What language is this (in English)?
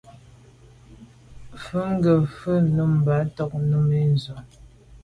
Medumba